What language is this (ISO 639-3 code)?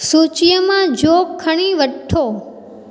snd